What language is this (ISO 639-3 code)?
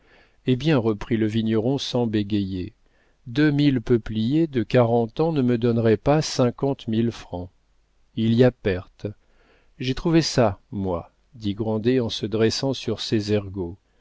fra